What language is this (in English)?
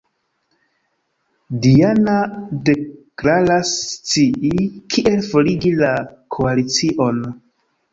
Esperanto